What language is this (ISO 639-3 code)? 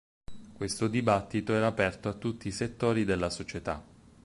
ita